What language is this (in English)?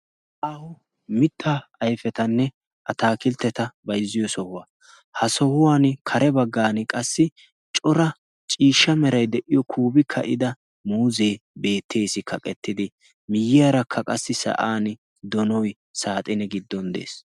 Wolaytta